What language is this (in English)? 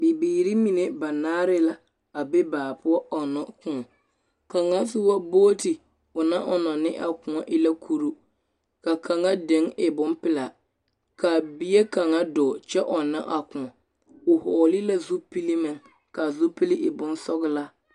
Southern Dagaare